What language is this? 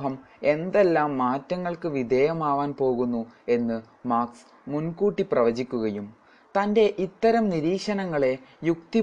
Malayalam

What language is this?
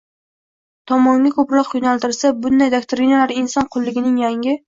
Uzbek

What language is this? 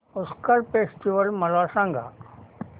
Marathi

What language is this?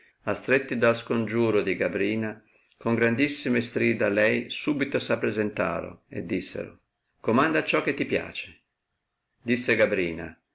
Italian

